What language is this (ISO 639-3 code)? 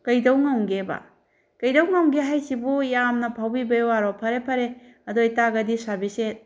mni